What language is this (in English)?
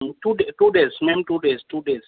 Urdu